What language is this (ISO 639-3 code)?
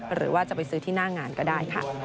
tha